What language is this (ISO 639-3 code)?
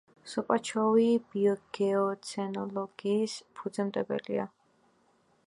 kat